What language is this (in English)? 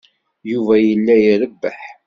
Kabyle